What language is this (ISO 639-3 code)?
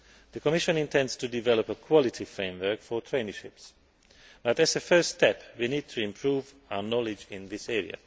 eng